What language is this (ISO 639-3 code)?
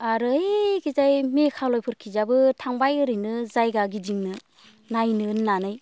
brx